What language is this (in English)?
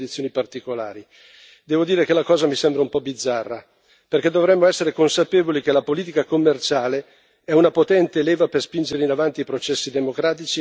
Italian